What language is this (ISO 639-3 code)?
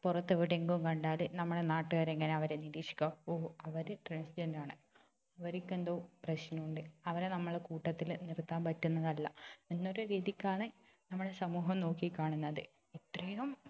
mal